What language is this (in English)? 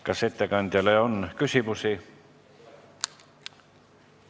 Estonian